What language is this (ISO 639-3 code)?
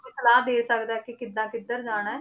pan